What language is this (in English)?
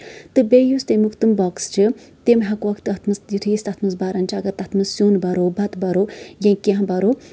Kashmiri